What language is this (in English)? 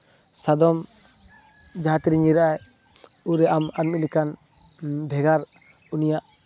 Santali